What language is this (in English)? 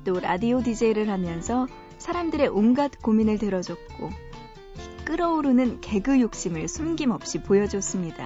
Korean